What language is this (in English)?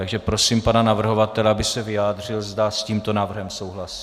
Czech